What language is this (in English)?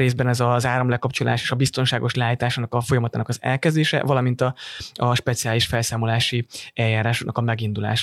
Hungarian